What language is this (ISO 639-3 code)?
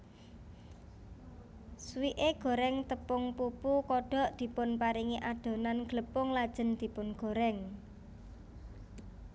jav